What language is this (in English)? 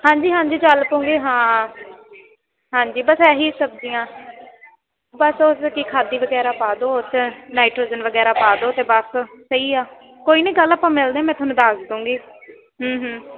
Punjabi